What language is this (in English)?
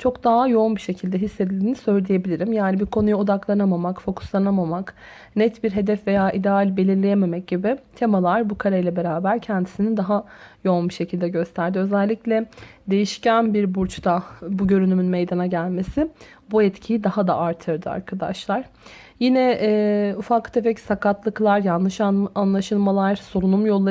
Turkish